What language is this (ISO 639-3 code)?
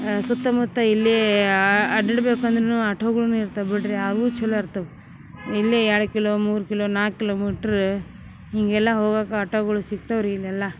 kan